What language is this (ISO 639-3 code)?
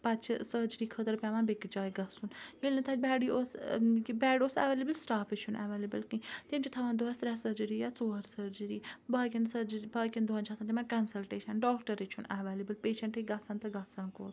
kas